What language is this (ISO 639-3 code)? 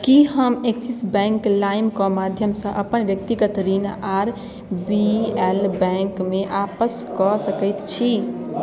mai